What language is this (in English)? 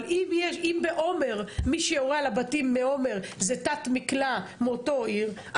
Hebrew